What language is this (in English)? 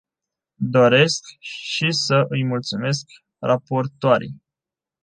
Romanian